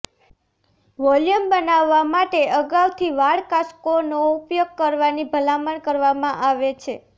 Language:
Gujarati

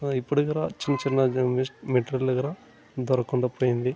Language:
Telugu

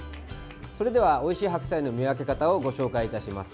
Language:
Japanese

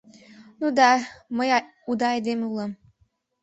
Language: Mari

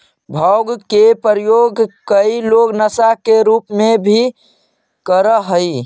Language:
Magahi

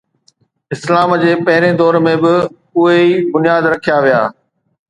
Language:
Sindhi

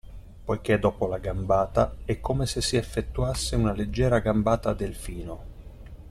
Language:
Italian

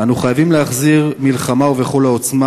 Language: Hebrew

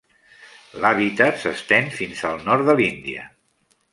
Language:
Catalan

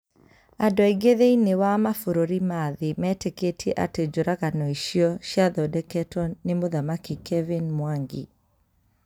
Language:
Kikuyu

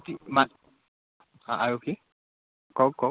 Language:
Assamese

